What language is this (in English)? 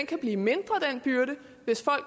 Danish